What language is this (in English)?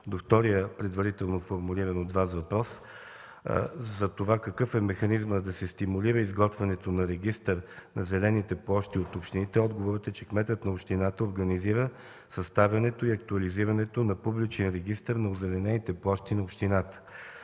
Bulgarian